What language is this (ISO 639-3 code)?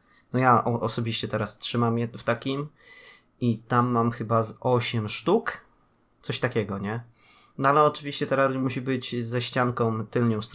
pol